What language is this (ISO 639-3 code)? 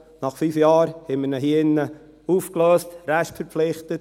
gsw